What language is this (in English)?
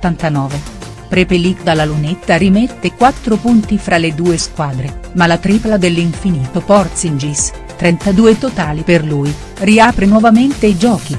Italian